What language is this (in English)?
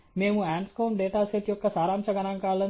Telugu